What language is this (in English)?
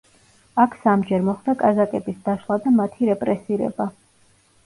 Georgian